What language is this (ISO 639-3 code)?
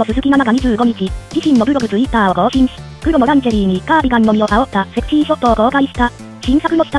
jpn